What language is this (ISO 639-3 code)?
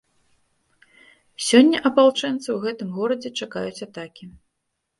bel